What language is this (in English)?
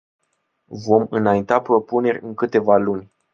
Romanian